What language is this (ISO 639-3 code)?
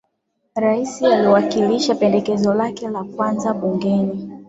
swa